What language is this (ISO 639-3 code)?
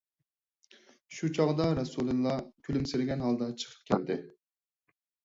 uig